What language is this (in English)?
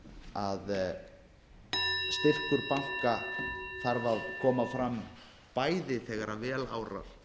Icelandic